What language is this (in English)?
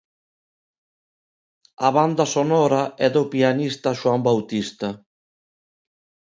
Galician